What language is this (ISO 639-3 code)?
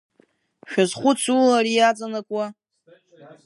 abk